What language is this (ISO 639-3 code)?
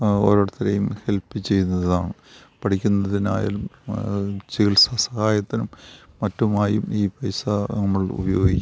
mal